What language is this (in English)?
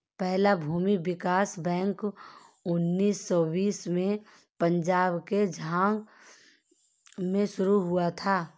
Hindi